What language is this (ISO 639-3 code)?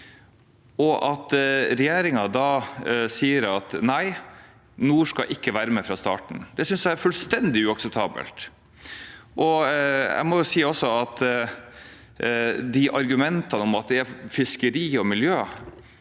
nor